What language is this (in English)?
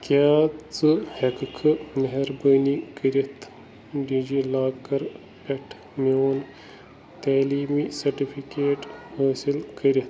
Kashmiri